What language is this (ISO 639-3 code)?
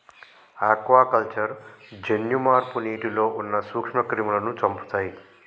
tel